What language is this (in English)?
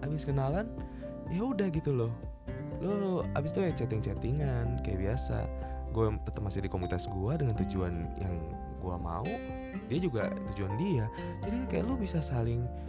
Indonesian